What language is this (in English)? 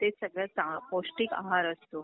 Marathi